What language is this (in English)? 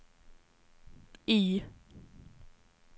Swedish